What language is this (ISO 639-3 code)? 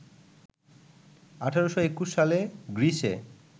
ben